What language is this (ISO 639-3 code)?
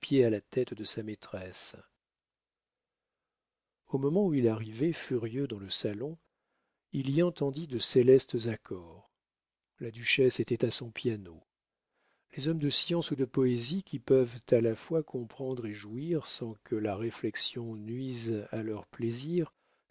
fra